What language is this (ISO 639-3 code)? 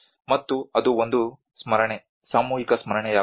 kan